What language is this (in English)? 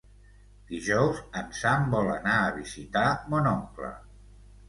Catalan